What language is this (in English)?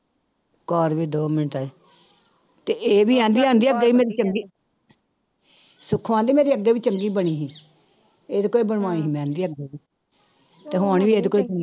Punjabi